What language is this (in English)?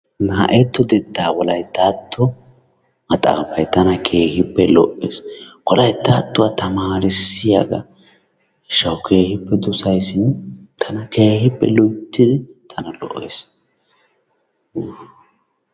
Wolaytta